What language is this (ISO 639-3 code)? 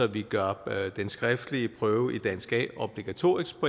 dan